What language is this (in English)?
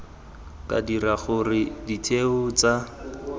Tswana